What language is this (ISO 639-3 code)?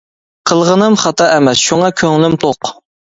uig